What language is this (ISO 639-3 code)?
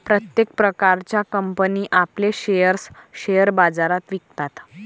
mar